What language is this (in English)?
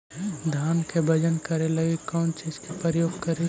Magahi